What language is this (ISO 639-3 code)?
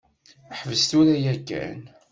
kab